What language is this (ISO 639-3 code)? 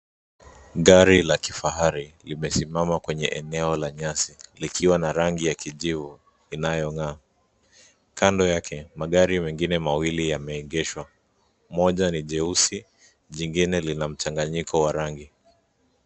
swa